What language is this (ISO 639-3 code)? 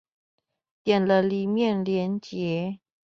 zho